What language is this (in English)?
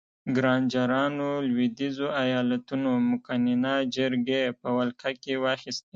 Pashto